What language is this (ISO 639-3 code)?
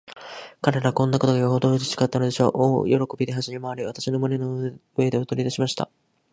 jpn